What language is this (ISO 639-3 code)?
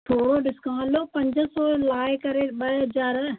snd